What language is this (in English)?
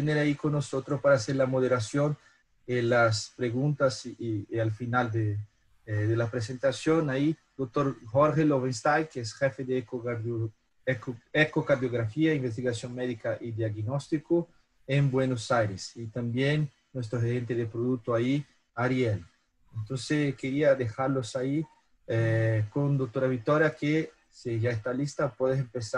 Spanish